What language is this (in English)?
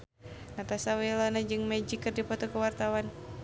Sundanese